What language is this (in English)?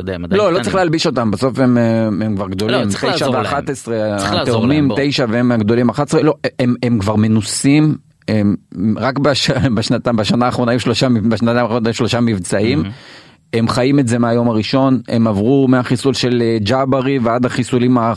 Hebrew